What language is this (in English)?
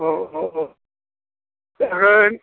Bodo